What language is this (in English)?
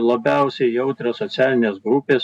Lithuanian